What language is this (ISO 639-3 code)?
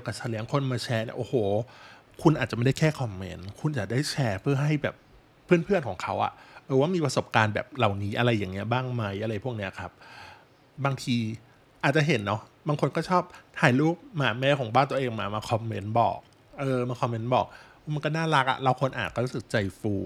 tha